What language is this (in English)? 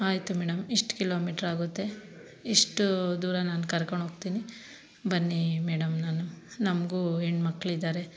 Kannada